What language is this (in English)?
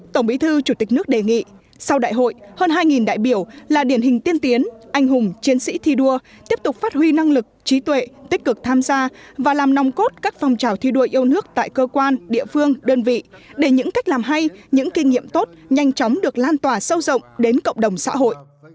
Vietnamese